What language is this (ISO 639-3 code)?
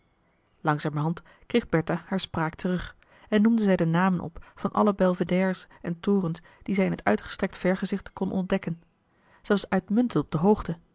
nld